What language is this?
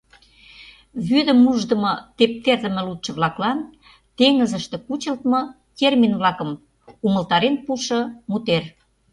Mari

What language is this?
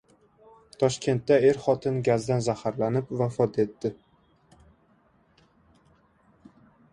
Uzbek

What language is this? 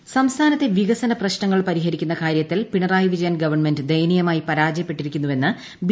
Malayalam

